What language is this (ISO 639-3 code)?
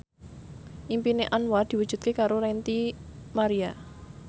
jav